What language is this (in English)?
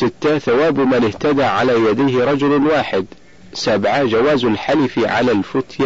Arabic